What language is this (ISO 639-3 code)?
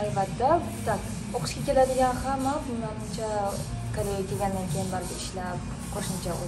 tur